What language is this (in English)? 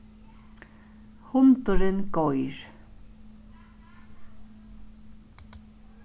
Faroese